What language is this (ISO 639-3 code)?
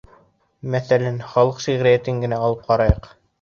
bak